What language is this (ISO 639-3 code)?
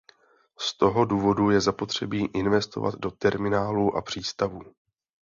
ces